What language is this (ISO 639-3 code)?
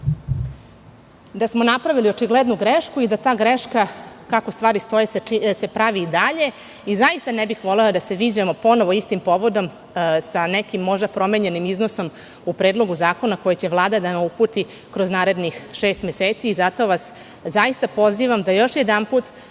srp